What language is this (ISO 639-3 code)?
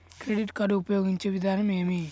tel